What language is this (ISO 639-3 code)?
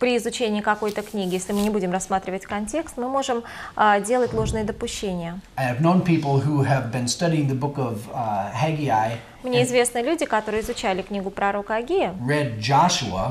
rus